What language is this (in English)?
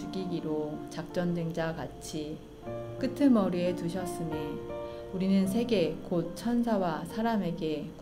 Korean